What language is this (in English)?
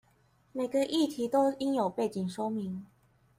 Chinese